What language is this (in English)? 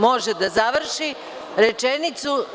Serbian